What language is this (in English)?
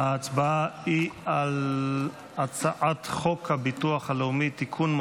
Hebrew